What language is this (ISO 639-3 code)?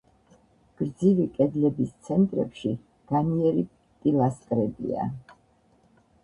kat